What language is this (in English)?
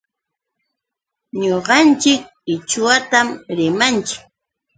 Yauyos Quechua